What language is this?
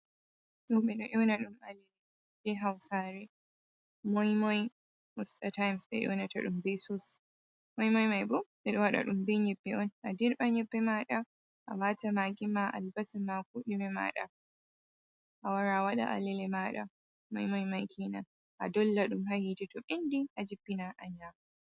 Fula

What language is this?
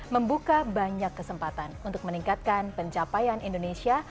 Indonesian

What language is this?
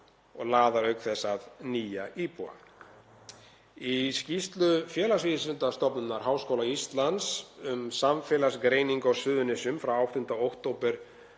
Icelandic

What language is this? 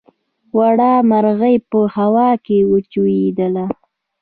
Pashto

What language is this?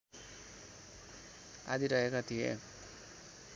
Nepali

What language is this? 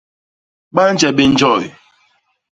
Basaa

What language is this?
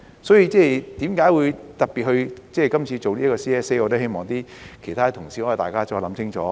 Cantonese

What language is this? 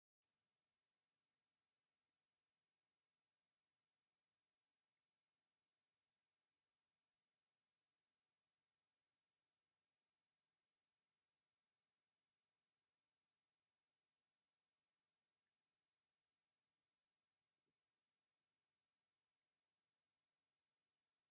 Tigrinya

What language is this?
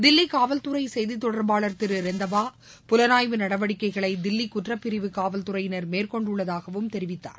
Tamil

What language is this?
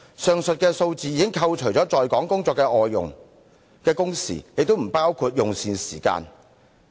Cantonese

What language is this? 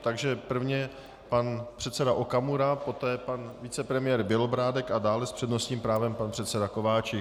Czech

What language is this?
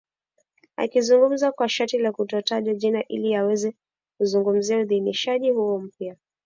Swahili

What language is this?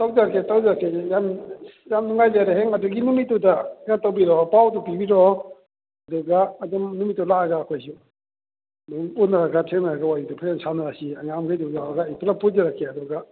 Manipuri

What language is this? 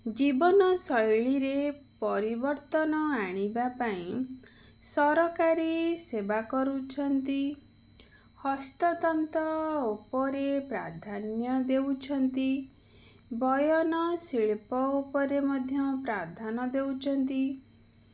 Odia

